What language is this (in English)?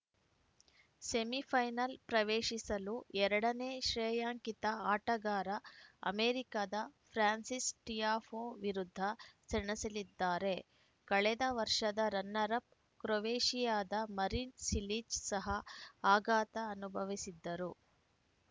Kannada